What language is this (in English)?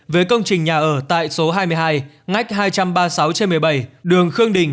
Vietnamese